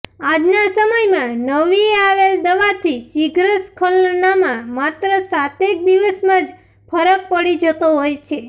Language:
Gujarati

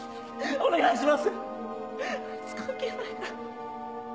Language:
Japanese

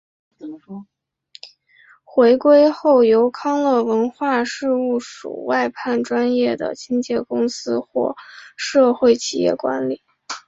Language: Chinese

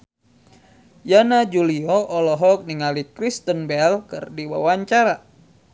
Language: Sundanese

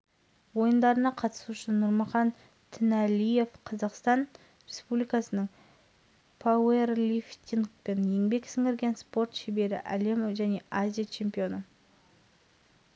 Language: Kazakh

